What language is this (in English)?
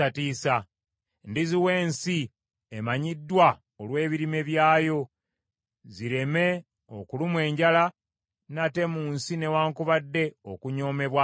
Ganda